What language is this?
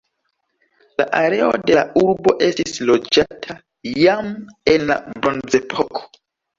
Esperanto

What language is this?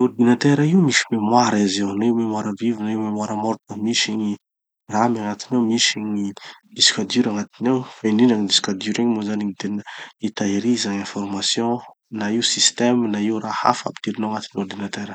Tanosy Malagasy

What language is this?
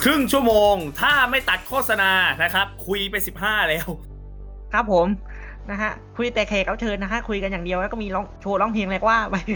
Thai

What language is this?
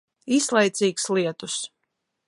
Latvian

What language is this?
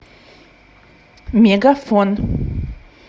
Russian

